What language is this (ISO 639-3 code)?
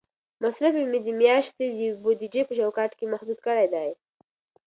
pus